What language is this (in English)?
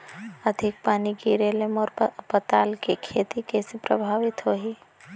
Chhattisgarhi